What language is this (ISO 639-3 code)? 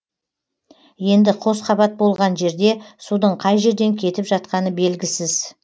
kaz